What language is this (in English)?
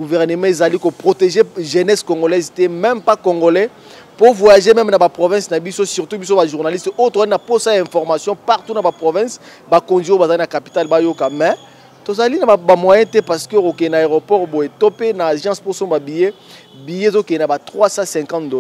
French